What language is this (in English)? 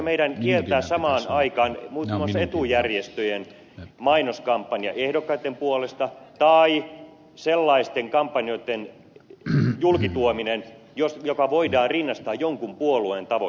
Finnish